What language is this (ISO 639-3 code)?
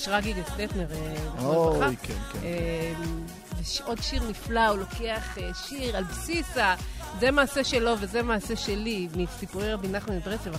heb